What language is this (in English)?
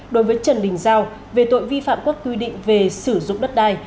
Vietnamese